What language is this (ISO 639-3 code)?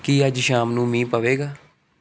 pan